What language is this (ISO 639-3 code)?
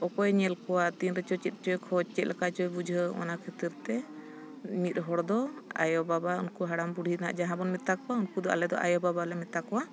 sat